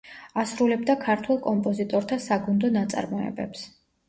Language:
Georgian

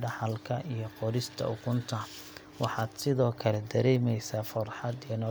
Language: Somali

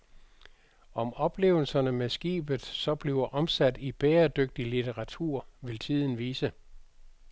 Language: Danish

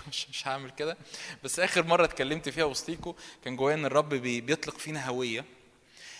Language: Arabic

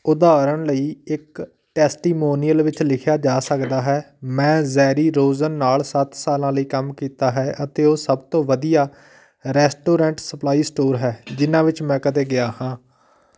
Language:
Punjabi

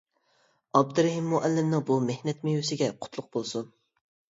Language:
Uyghur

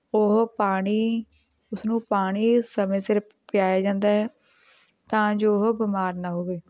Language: Punjabi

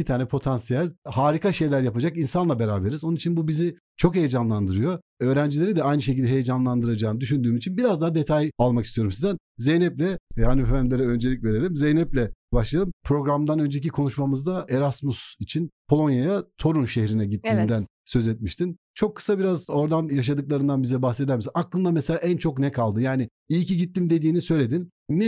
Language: Turkish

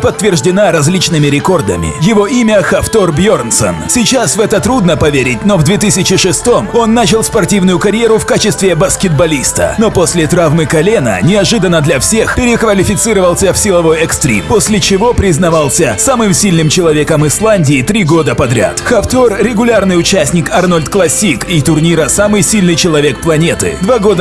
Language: Russian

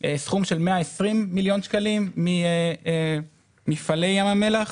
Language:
Hebrew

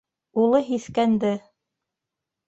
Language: Bashkir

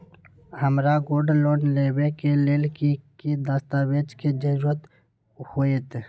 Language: Magahi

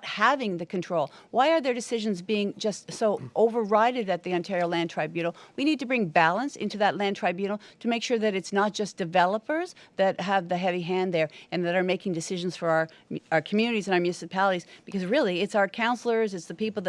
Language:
English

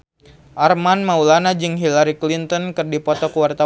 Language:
Sundanese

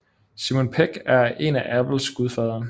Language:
Danish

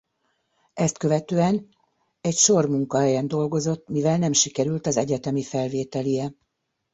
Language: Hungarian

